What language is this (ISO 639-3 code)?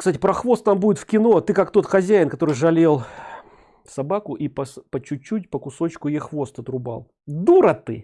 rus